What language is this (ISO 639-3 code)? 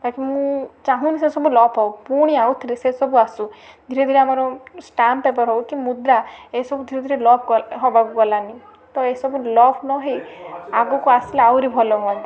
ori